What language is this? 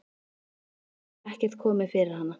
Icelandic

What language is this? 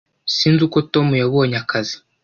Kinyarwanda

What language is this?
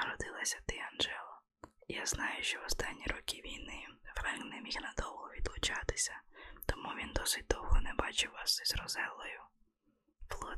Ukrainian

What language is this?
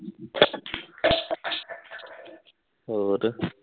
Punjabi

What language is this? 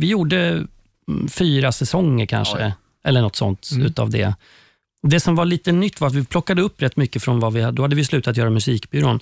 Swedish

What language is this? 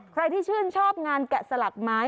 Thai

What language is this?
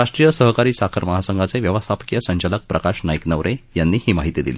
Marathi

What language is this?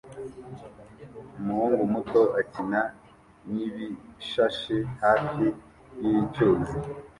Kinyarwanda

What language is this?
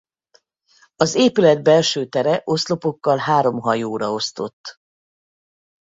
Hungarian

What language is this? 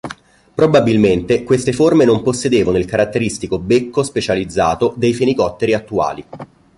Italian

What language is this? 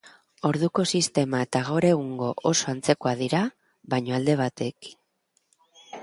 Basque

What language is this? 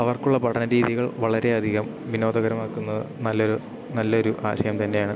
Malayalam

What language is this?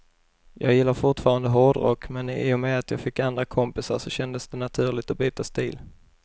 Swedish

